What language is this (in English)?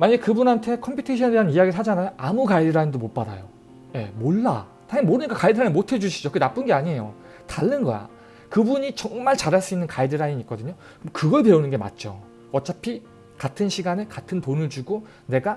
Korean